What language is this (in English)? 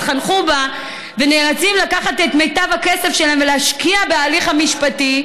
Hebrew